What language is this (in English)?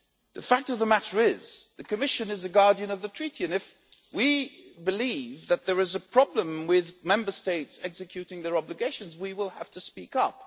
English